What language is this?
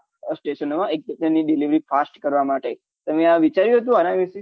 Gujarati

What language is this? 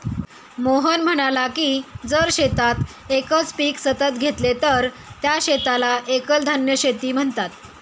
Marathi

